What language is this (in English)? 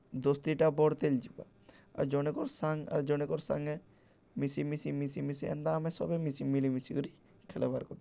Odia